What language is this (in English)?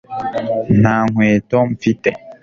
Kinyarwanda